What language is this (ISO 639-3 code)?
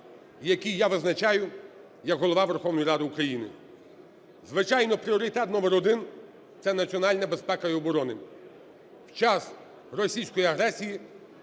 ukr